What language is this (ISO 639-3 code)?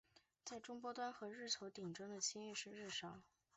zho